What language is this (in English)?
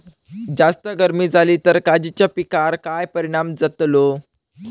Marathi